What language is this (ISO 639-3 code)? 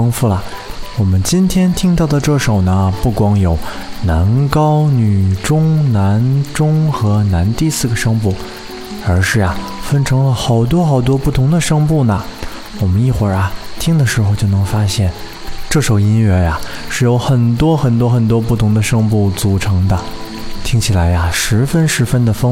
zho